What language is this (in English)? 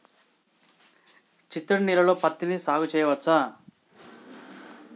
Telugu